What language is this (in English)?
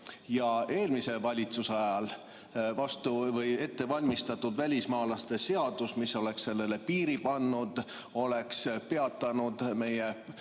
Estonian